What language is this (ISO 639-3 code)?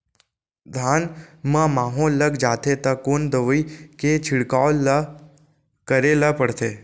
hne